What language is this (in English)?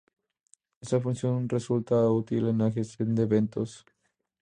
Spanish